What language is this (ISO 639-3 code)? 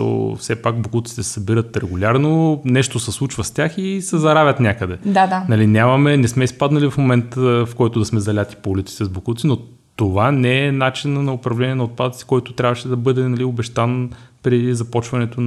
bul